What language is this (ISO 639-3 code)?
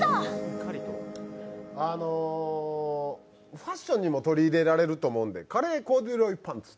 jpn